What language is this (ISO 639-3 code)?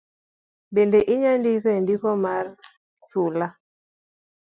luo